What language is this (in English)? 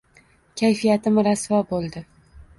Uzbek